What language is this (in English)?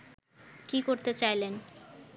Bangla